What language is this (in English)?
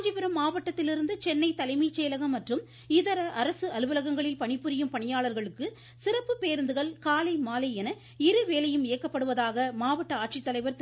Tamil